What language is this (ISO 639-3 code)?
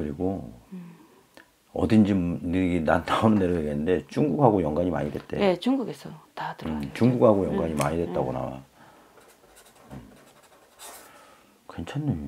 kor